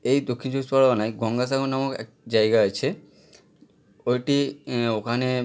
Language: Bangla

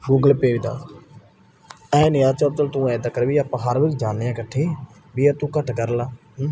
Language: Punjabi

